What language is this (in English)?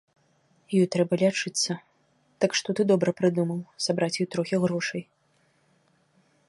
Belarusian